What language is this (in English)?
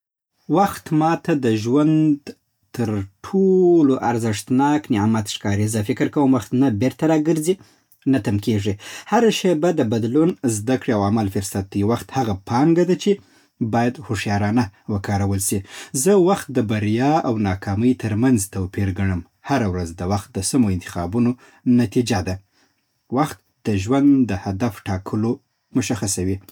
Southern Pashto